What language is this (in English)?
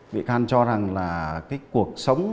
Vietnamese